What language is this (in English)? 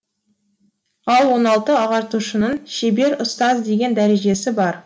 Kazakh